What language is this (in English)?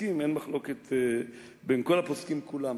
Hebrew